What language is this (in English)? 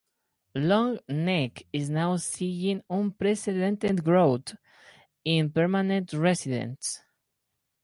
English